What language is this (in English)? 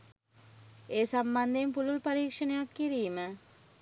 Sinhala